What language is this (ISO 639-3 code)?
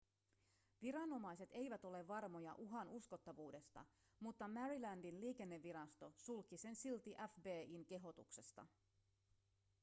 fin